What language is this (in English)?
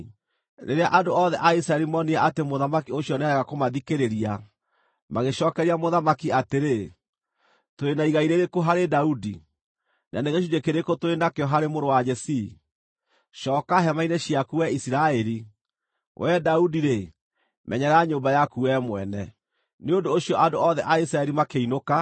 Kikuyu